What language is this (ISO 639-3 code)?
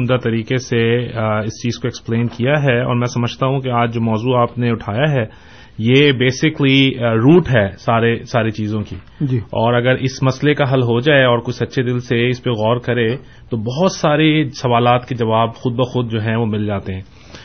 urd